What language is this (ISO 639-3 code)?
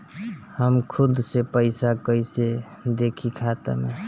bho